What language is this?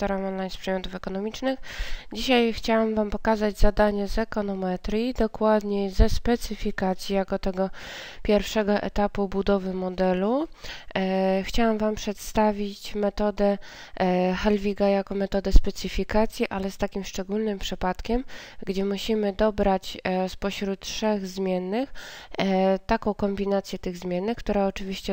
Polish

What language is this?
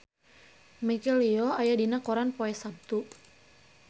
Sundanese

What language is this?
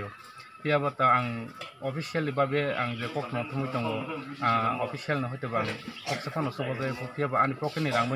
Thai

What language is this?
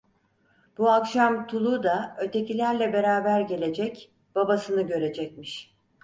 Turkish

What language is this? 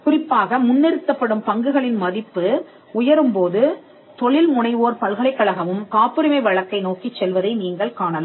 Tamil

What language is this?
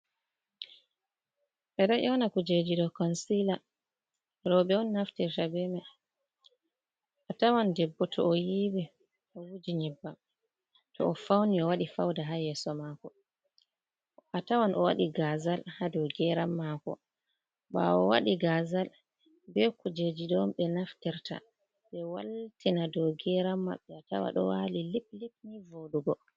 Fula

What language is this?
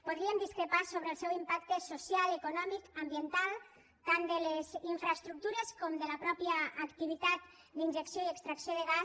Catalan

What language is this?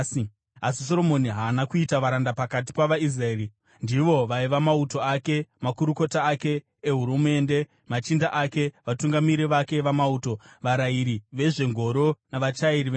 Shona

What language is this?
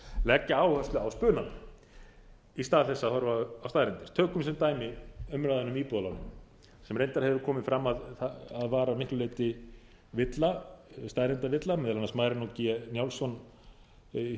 Icelandic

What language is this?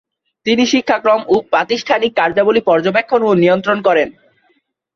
Bangla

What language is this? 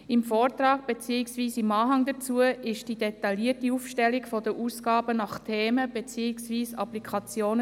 Swiss German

